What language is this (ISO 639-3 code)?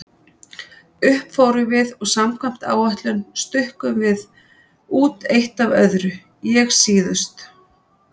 isl